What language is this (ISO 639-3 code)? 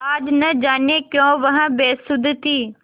hin